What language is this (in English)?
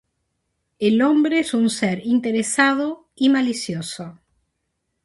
Spanish